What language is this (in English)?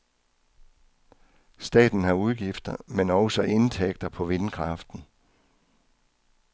Danish